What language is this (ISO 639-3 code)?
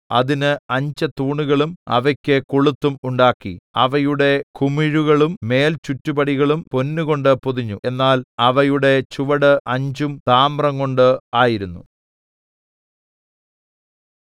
mal